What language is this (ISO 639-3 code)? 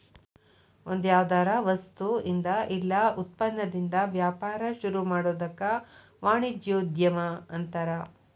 kan